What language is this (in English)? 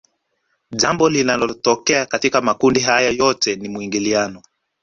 Swahili